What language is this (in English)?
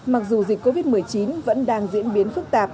Vietnamese